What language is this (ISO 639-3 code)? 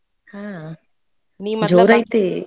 kan